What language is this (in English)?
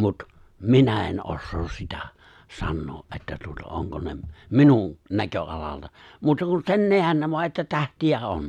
Finnish